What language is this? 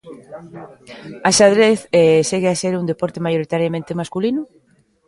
Galician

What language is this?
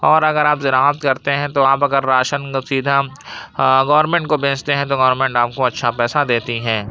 Urdu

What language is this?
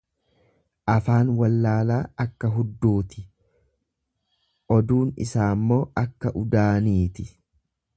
Oromo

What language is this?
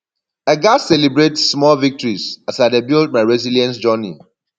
Nigerian Pidgin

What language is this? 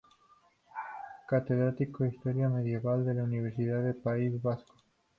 Spanish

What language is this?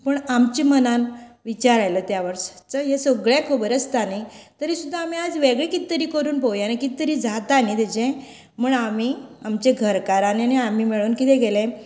Konkani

